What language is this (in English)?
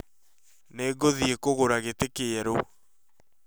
Kikuyu